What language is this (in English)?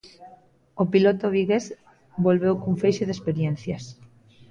Galician